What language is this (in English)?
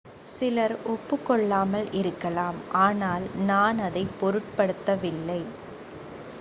Tamil